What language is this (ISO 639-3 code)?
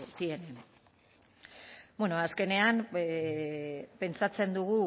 eus